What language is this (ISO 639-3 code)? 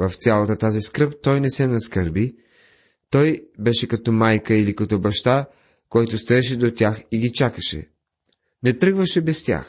bul